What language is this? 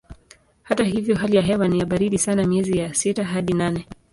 Swahili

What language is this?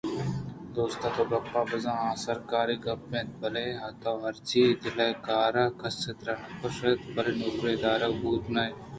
Eastern Balochi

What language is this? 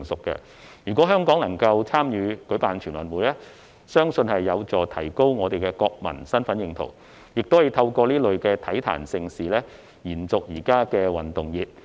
Cantonese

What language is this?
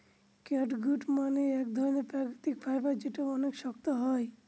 Bangla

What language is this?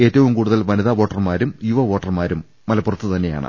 Malayalam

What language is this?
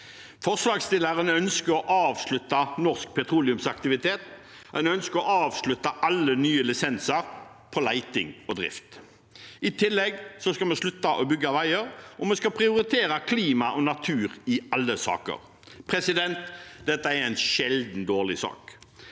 Norwegian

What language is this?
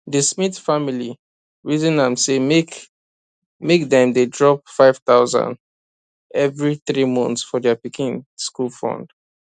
Nigerian Pidgin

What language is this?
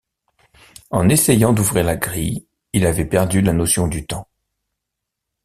French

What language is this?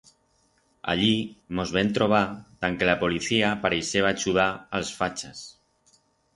Aragonese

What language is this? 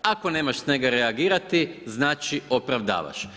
Croatian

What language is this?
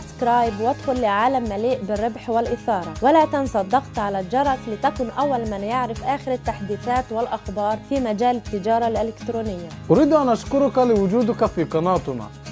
Arabic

